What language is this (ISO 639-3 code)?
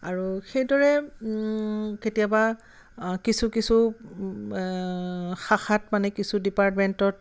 asm